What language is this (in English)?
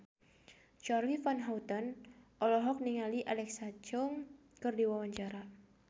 Sundanese